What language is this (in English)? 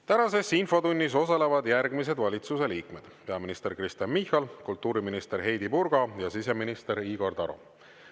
Estonian